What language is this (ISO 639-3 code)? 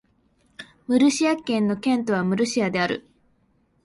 jpn